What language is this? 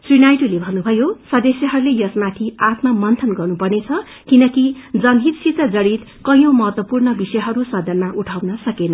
Nepali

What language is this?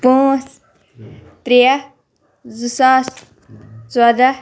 Kashmiri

